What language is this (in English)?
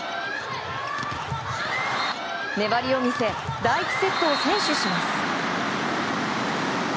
Japanese